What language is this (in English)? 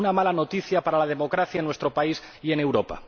Spanish